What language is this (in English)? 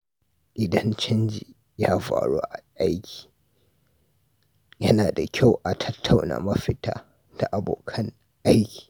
Hausa